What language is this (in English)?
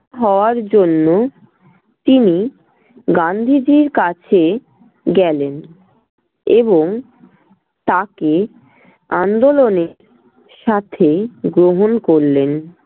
Bangla